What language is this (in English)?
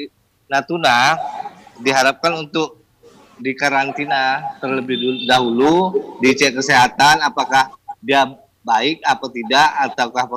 Indonesian